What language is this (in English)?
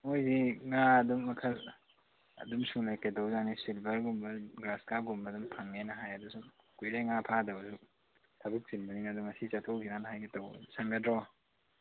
Manipuri